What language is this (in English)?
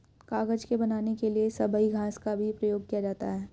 Hindi